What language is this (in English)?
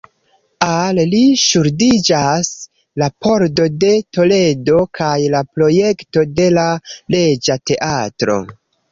Esperanto